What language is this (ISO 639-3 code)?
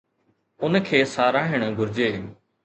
snd